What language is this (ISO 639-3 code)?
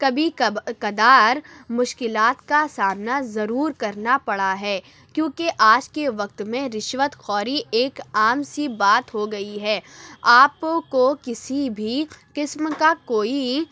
urd